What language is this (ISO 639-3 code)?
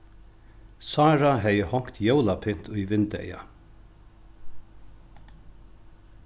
fao